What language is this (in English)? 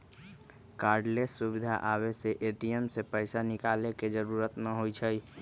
Magahi